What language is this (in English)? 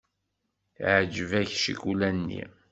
Kabyle